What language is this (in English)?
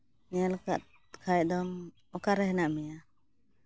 Santali